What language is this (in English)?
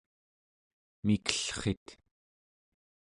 Central Yupik